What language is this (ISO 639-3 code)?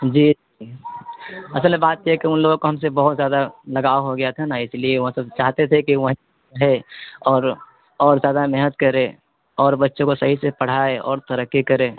urd